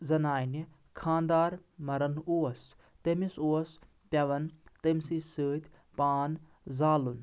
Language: Kashmiri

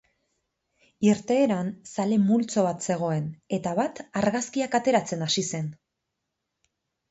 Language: Basque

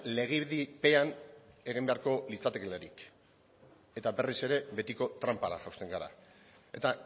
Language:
Basque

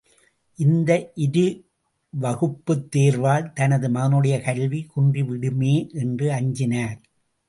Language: Tamil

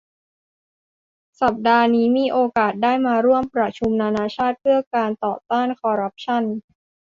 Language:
Thai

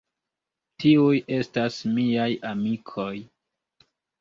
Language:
Esperanto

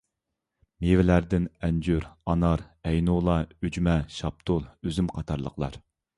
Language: Uyghur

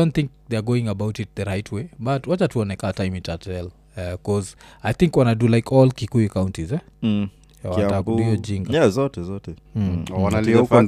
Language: Swahili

